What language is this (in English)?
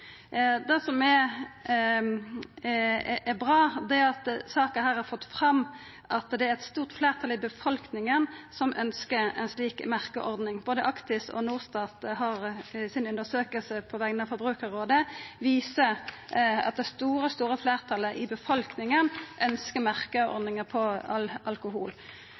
Norwegian Nynorsk